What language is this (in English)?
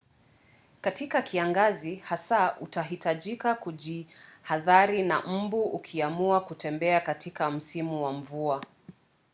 Swahili